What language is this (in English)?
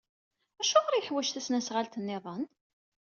Kabyle